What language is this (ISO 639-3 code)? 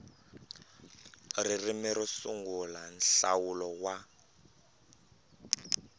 tso